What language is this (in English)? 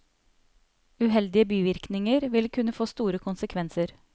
Norwegian